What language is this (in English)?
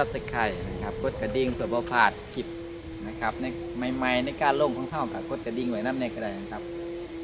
Thai